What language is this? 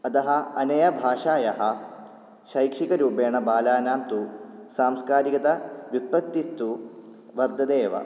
Sanskrit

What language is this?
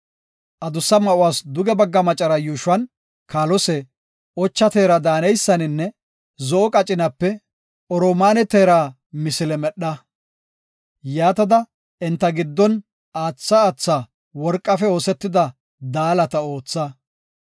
Gofa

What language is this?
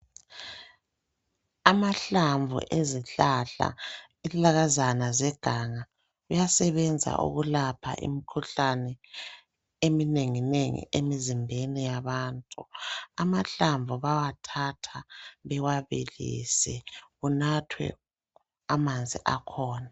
North Ndebele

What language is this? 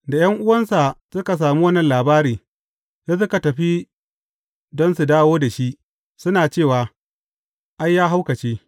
Hausa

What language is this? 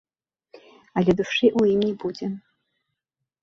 Belarusian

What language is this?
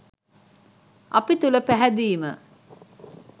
Sinhala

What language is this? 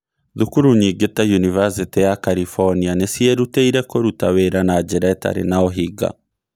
Kikuyu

